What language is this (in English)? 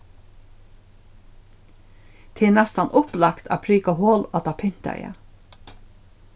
Faroese